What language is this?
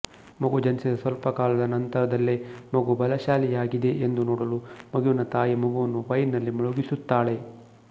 Kannada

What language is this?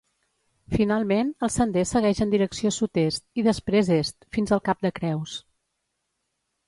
Catalan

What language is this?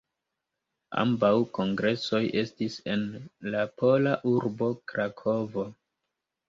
Esperanto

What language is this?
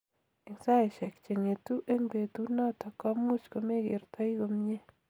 Kalenjin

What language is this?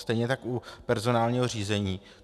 Czech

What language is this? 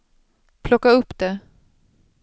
Swedish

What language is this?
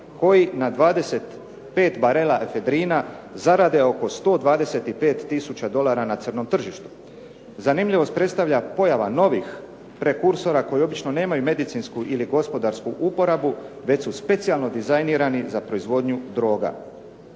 Croatian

